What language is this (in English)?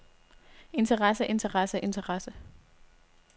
Danish